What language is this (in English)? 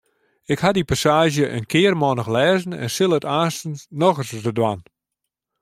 Western Frisian